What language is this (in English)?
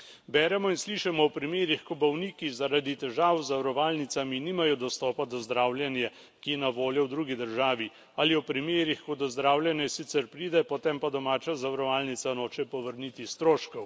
Slovenian